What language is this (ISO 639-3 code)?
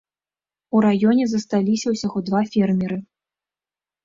bel